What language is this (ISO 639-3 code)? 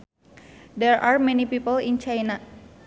sun